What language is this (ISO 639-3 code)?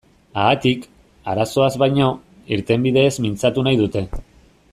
eus